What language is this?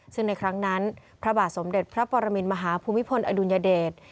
Thai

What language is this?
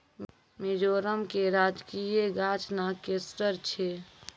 Maithili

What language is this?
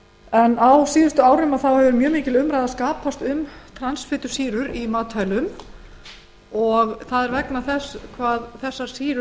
Icelandic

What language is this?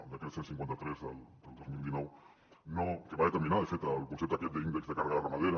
Catalan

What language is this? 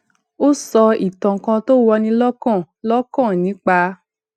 Yoruba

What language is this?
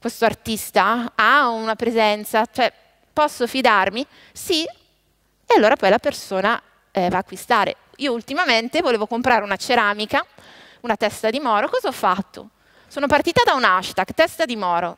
Italian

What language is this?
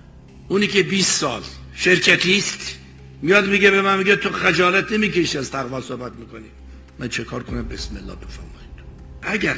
Persian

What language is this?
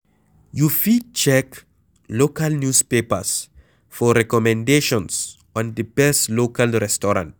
Nigerian Pidgin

